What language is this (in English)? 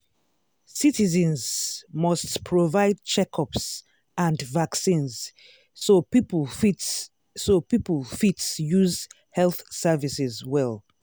Nigerian Pidgin